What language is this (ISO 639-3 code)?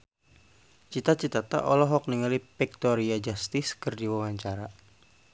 sun